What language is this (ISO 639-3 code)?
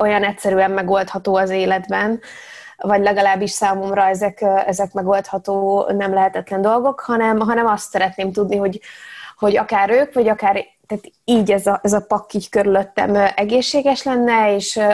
hun